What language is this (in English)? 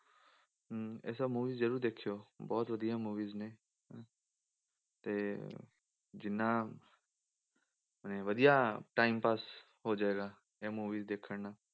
Punjabi